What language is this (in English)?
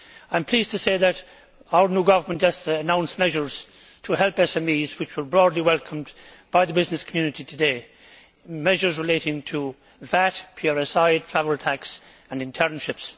English